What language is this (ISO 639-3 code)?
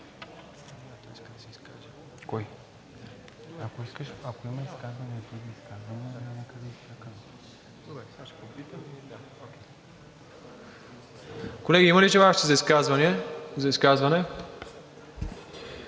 bul